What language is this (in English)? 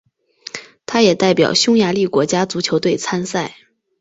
Chinese